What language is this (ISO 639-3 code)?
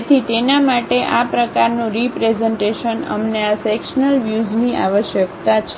guj